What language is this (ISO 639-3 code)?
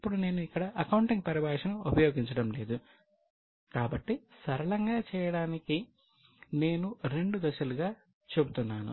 tel